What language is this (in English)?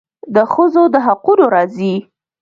Pashto